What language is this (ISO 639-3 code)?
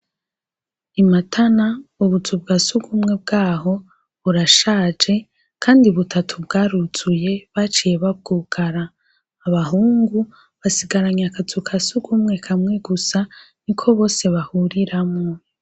run